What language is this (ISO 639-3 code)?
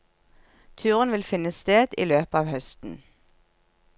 nor